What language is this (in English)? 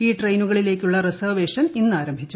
Malayalam